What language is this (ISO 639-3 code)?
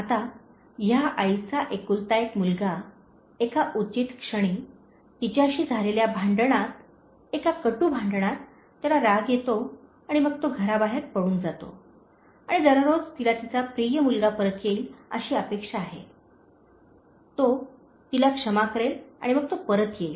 mar